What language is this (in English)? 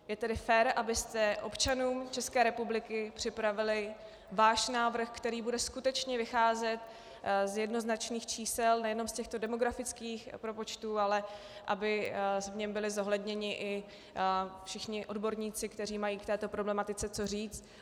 Czech